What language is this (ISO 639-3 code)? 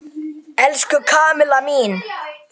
isl